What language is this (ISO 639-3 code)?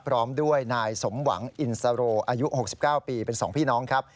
tha